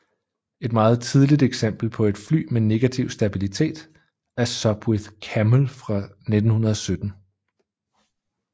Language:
Danish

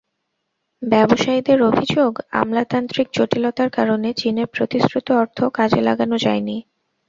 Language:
Bangla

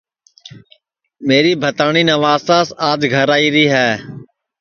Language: Sansi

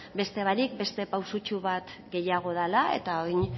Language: Basque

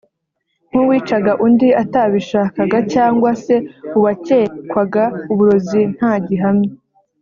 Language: Kinyarwanda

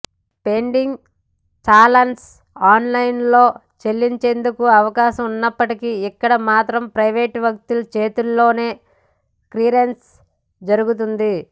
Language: Telugu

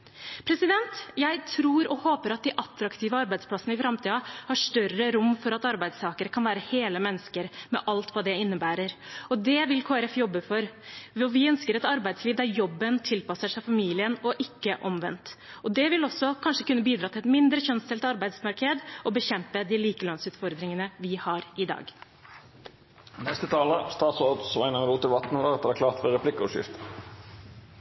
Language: Norwegian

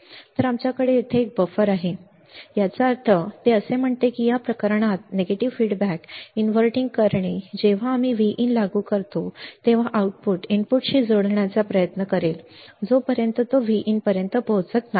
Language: Marathi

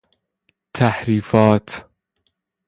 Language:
Persian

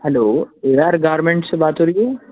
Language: Urdu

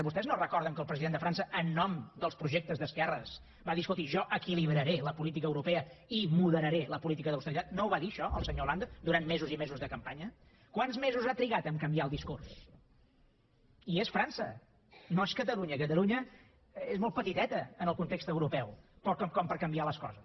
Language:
Catalan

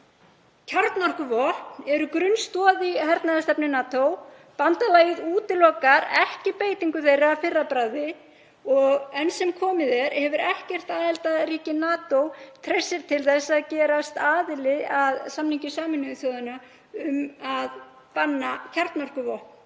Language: Icelandic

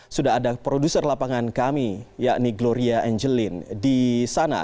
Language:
Indonesian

